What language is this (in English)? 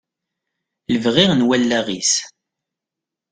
Kabyle